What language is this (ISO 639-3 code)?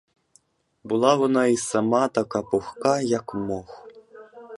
ukr